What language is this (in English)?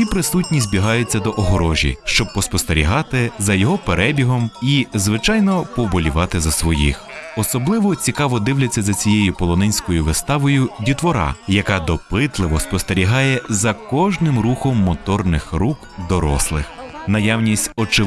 Ukrainian